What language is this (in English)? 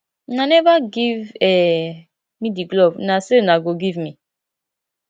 Nigerian Pidgin